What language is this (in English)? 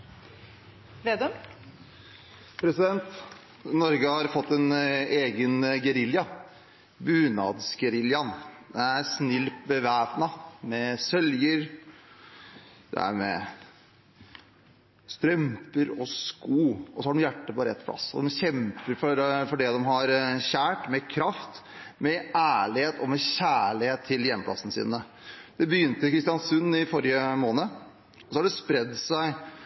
Norwegian Bokmål